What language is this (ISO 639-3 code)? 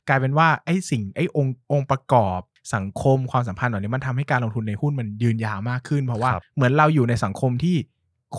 tha